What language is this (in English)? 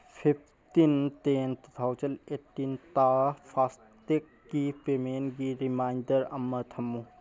Manipuri